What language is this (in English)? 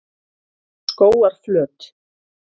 Icelandic